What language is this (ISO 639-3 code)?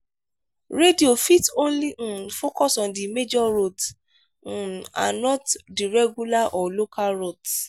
pcm